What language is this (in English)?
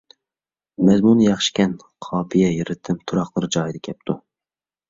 Uyghur